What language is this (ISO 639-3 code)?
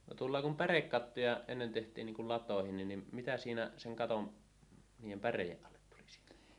fin